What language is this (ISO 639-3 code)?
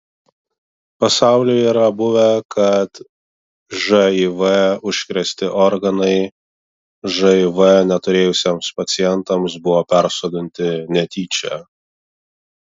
lit